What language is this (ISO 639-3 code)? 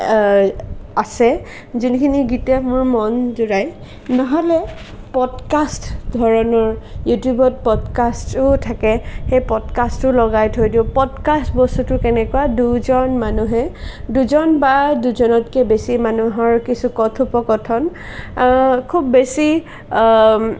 asm